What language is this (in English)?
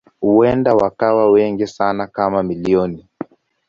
Swahili